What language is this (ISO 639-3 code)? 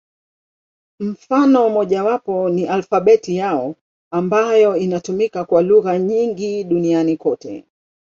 swa